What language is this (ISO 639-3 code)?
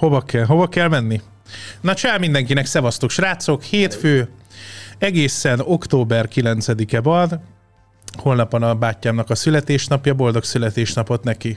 hun